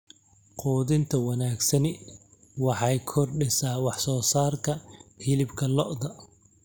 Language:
Somali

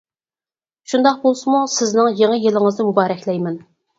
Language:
Uyghur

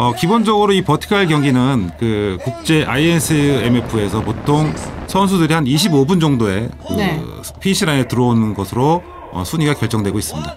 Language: Korean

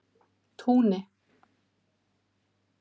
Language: Icelandic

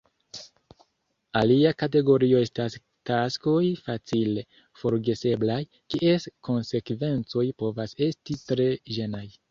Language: Esperanto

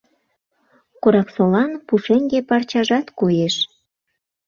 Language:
Mari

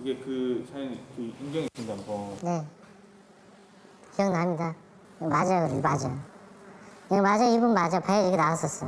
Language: Korean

